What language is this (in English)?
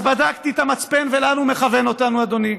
Hebrew